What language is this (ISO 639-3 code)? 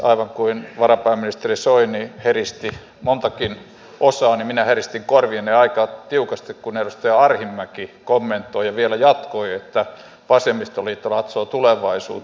fin